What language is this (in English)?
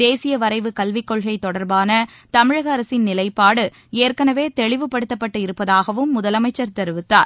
Tamil